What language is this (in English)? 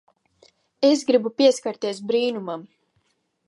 Latvian